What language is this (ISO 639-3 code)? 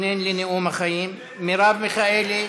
heb